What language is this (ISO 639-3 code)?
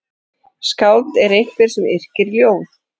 isl